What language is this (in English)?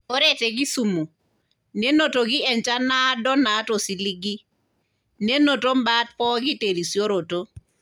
Masai